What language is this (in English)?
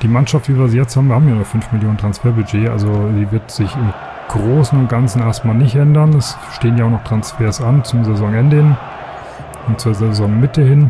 German